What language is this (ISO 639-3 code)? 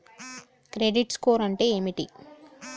tel